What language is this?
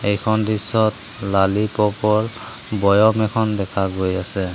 Assamese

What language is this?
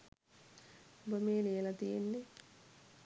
Sinhala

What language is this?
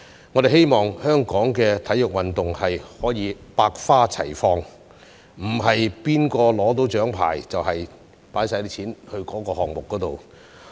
Cantonese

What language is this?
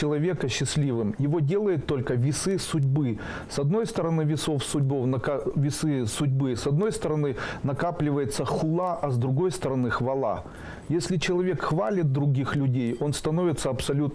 Russian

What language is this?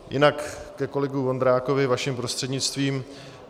Czech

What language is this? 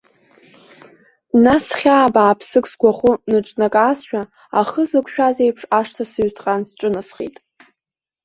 Abkhazian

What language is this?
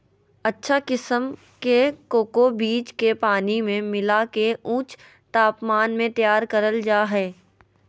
Magahi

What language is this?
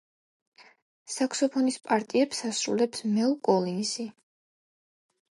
Georgian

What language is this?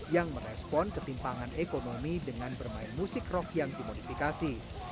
Indonesian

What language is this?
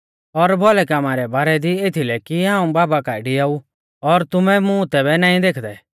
Mahasu Pahari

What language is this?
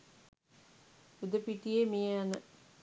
Sinhala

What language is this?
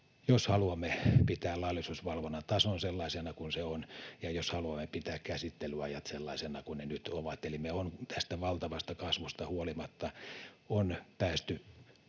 Finnish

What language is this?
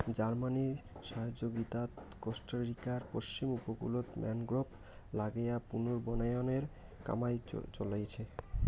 Bangla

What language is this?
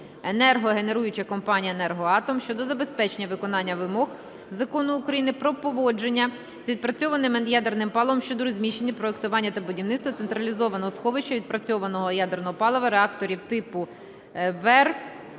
Ukrainian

